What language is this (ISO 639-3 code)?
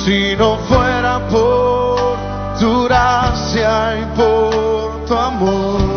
ell